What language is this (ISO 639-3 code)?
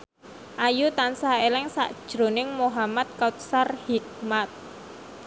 jav